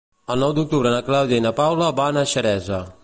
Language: Catalan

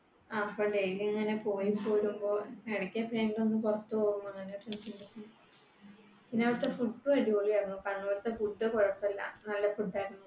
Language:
Malayalam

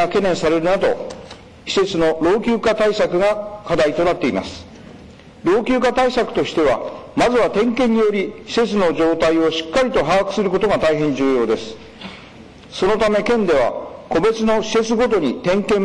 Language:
Japanese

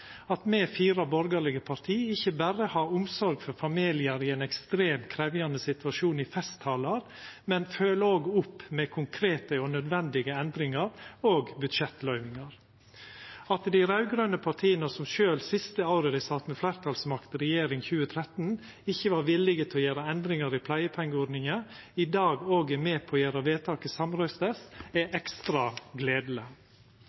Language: Norwegian Nynorsk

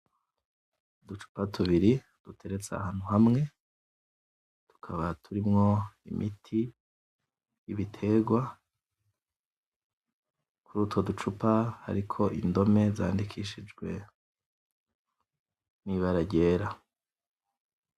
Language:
Rundi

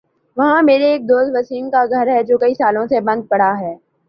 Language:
Urdu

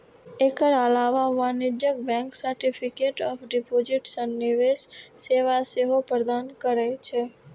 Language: Maithili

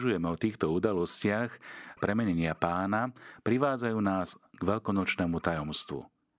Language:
Slovak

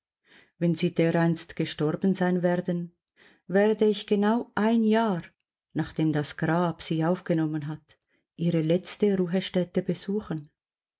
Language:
German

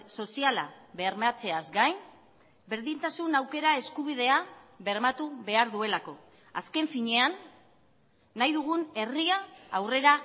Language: Basque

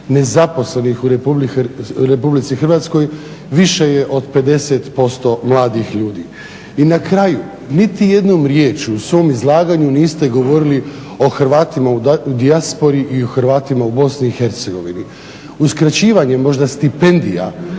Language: Croatian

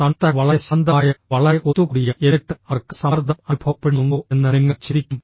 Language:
Malayalam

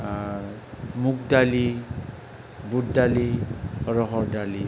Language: Bodo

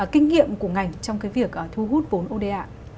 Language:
Vietnamese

